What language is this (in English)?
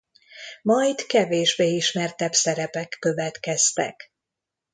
Hungarian